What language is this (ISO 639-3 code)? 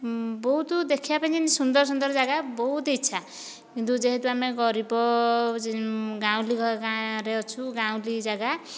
ori